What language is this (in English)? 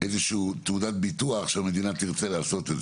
Hebrew